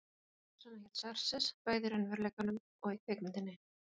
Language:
Icelandic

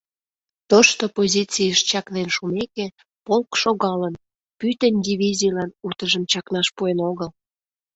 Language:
Mari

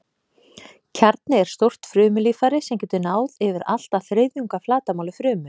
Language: Icelandic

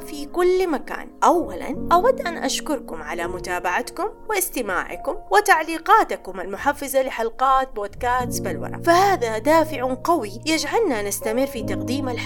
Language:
Arabic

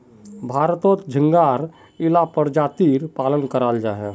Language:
Magahi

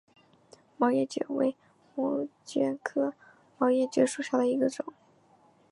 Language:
Chinese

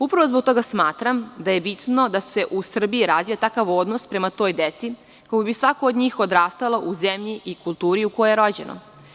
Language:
Serbian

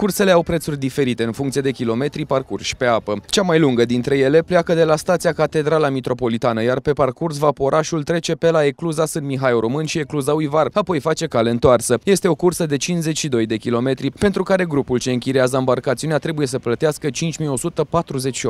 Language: Romanian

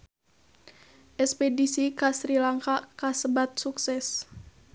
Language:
Sundanese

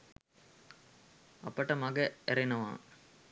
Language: Sinhala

